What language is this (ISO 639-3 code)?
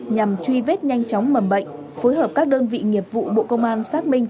vie